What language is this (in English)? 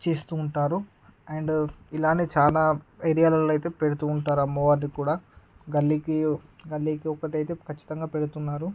Telugu